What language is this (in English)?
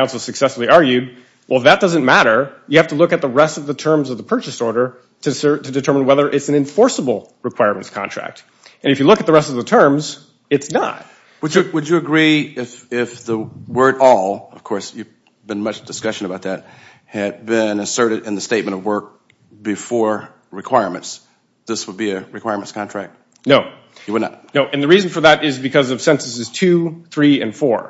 English